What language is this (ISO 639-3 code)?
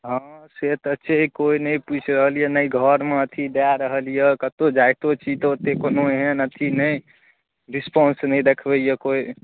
mai